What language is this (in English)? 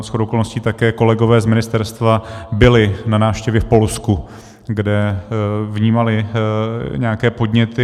Czech